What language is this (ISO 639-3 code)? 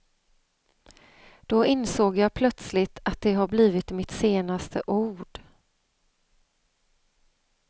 swe